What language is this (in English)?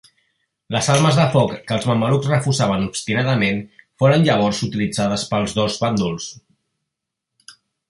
Catalan